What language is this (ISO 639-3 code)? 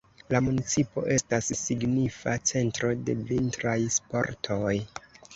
epo